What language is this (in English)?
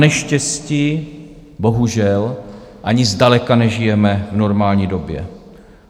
Czech